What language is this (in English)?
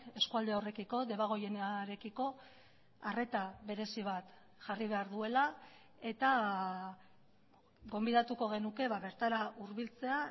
Basque